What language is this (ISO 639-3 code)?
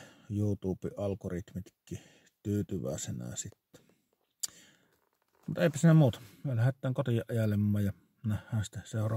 fin